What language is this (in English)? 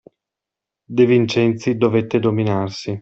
Italian